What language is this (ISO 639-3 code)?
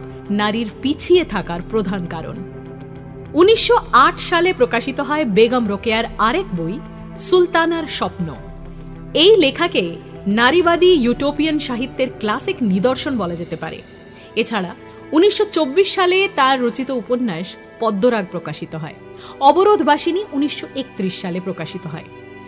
ben